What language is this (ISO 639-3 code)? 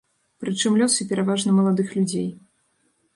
bel